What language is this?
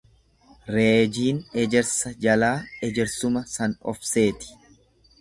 Oromo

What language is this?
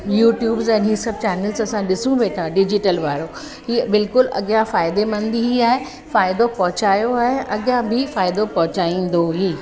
Sindhi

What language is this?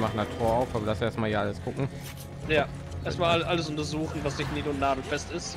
German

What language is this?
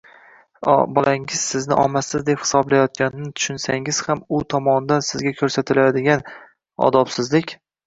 Uzbek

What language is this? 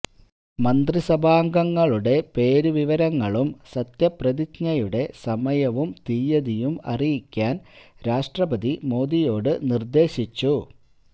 Malayalam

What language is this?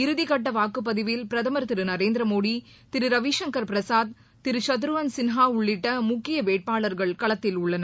Tamil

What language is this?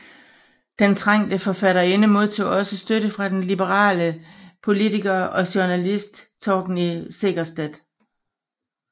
Danish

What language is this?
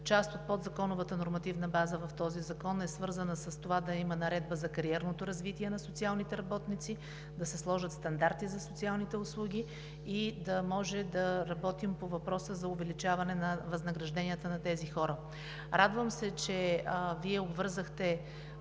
Bulgarian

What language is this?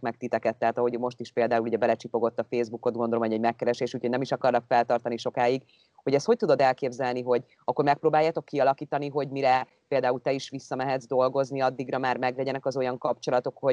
Hungarian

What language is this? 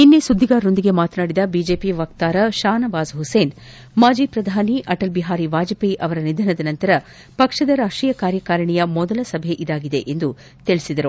Kannada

